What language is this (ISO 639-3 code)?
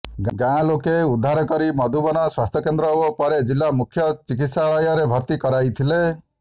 ori